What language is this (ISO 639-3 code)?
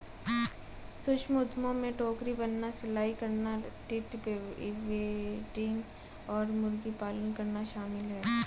hin